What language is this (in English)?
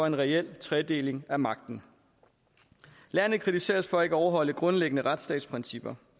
Danish